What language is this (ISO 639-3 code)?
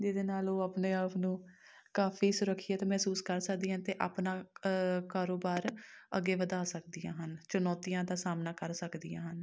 pan